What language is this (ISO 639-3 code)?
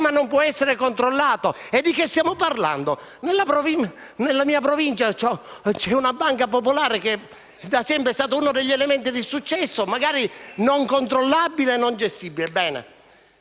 ita